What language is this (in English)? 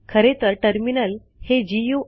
Marathi